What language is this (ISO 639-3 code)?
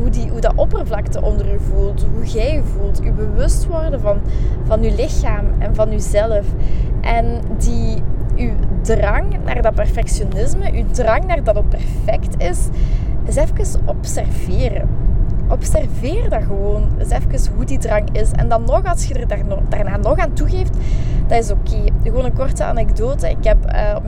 nld